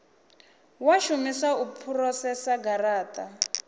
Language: Venda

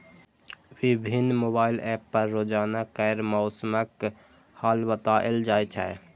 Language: Maithili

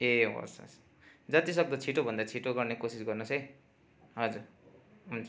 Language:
Nepali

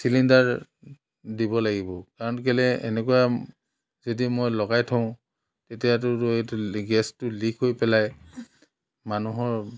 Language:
Assamese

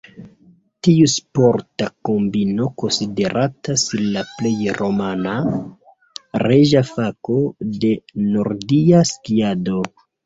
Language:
Esperanto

